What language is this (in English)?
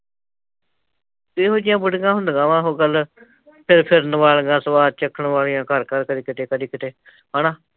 Punjabi